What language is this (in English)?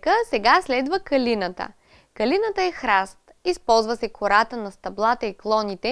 Bulgarian